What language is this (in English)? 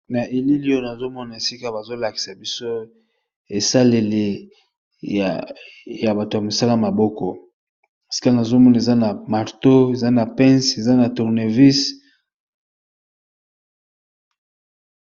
Lingala